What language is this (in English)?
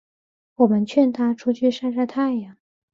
Chinese